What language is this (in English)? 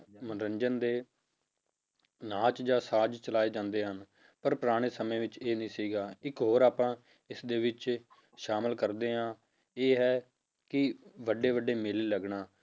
Punjabi